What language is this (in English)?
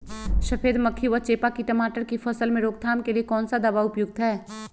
Magahi